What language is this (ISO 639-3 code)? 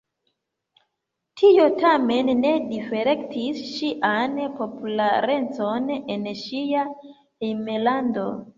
epo